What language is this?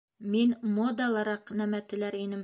Bashkir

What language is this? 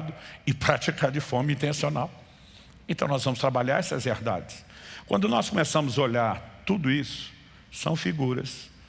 Portuguese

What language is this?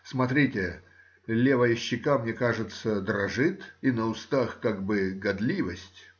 Russian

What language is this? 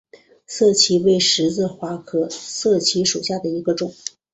Chinese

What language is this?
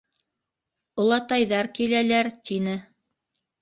Bashkir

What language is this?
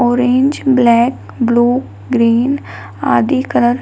Hindi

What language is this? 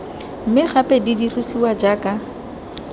Tswana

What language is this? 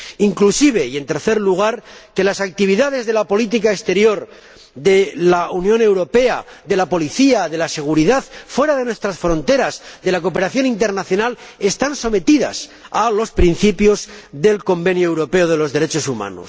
Spanish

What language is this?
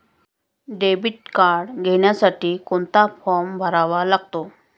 Marathi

